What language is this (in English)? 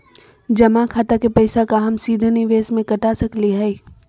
Magahi